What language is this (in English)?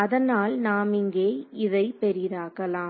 Tamil